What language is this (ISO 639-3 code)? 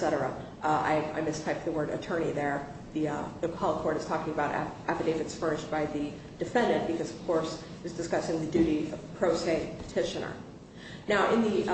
eng